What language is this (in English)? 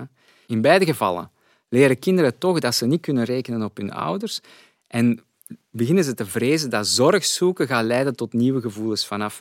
Dutch